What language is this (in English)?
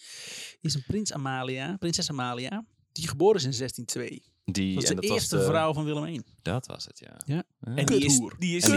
Dutch